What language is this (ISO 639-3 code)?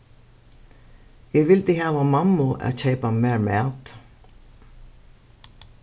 fao